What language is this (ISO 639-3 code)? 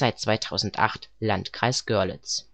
deu